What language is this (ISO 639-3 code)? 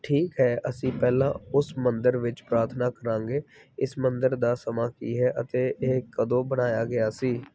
pan